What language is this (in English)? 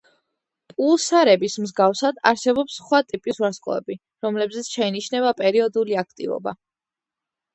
Georgian